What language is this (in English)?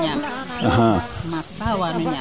Serer